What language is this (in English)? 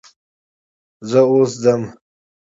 Pashto